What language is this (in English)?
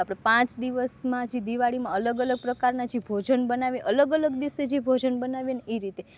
Gujarati